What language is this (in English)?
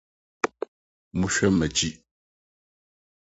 Akan